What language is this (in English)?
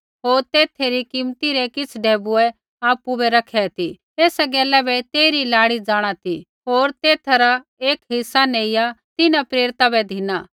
Kullu Pahari